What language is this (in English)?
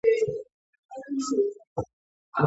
Georgian